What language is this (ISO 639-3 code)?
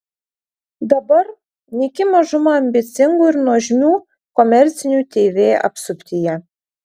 lit